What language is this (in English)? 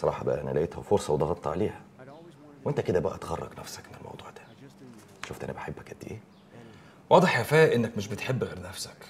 Arabic